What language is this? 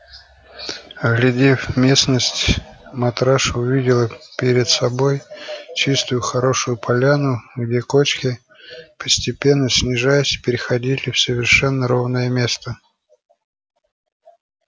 Russian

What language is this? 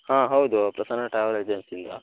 Kannada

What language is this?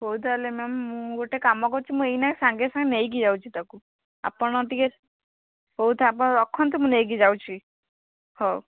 Odia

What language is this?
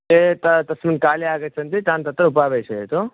Sanskrit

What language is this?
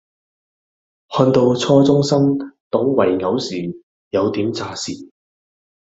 Cantonese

